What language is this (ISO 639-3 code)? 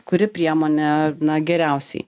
lit